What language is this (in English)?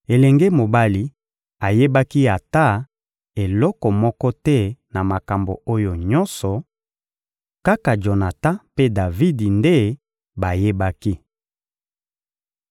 Lingala